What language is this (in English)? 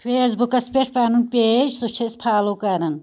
Kashmiri